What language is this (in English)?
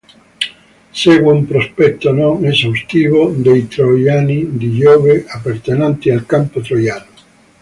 Italian